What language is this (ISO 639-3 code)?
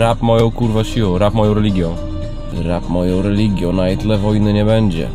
pol